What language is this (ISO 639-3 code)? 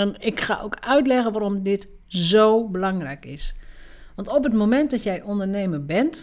nld